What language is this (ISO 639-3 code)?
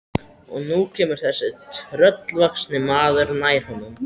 isl